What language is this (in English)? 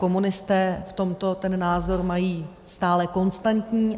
Czech